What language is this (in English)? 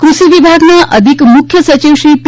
Gujarati